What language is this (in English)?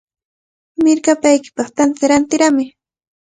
Cajatambo North Lima Quechua